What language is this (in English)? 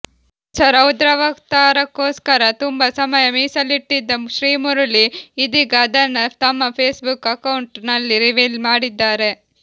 Kannada